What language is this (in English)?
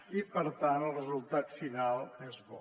Catalan